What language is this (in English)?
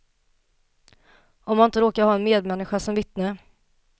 Swedish